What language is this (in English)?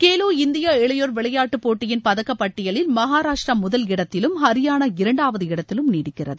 Tamil